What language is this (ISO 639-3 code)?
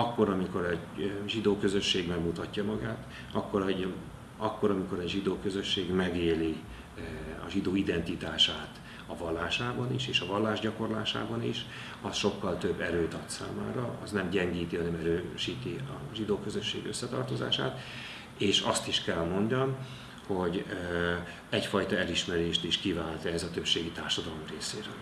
hun